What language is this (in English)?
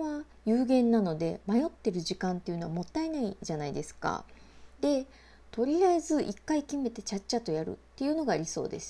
Japanese